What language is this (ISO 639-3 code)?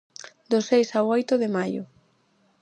glg